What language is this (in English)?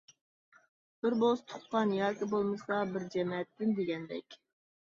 Uyghur